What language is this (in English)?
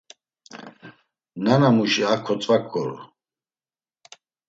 Laz